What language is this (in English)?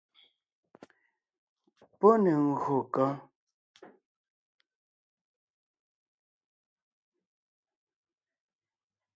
Ngiemboon